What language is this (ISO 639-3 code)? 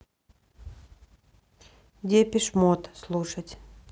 rus